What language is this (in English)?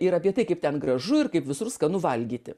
Lithuanian